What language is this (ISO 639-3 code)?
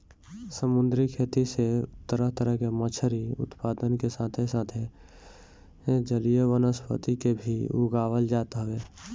bho